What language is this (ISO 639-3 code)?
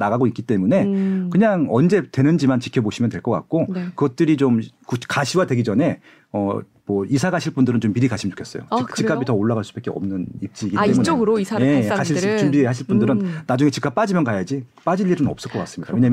kor